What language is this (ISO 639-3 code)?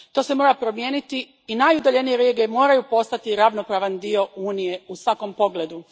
hrv